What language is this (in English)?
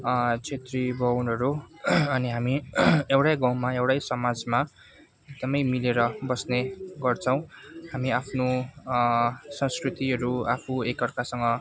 Nepali